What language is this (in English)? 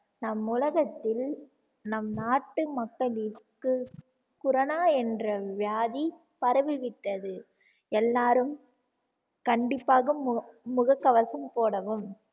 Tamil